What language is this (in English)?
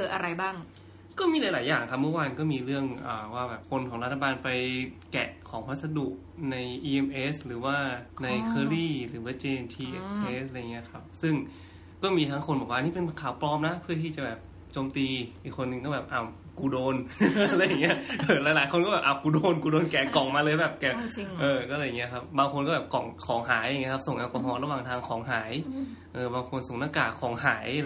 Thai